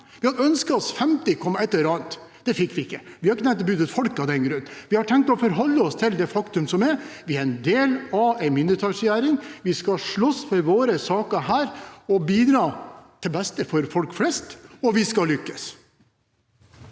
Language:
Norwegian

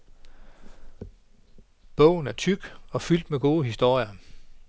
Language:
Danish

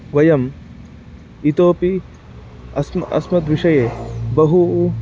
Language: Sanskrit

